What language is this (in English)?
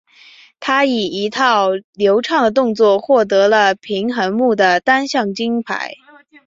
Chinese